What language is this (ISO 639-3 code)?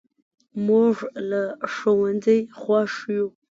pus